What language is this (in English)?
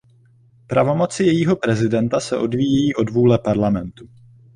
Czech